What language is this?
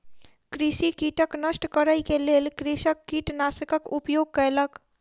Maithili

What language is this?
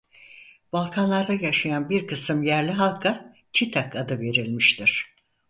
Turkish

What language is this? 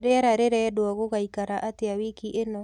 Kikuyu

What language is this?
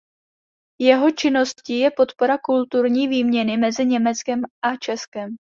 Czech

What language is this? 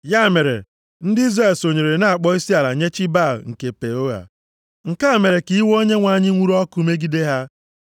Igbo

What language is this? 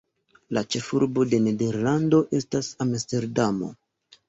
Esperanto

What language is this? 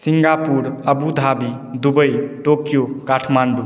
Maithili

